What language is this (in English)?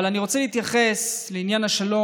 Hebrew